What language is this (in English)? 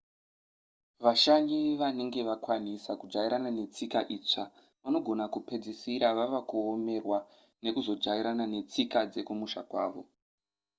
Shona